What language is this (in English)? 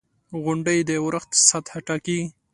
Pashto